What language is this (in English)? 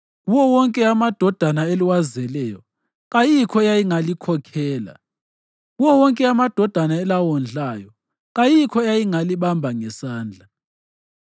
North Ndebele